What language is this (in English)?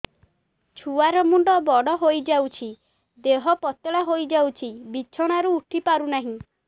Odia